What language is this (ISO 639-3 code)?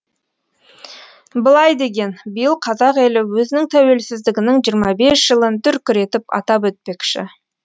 kaz